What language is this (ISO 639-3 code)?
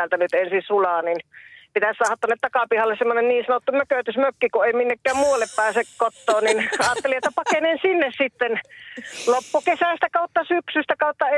fin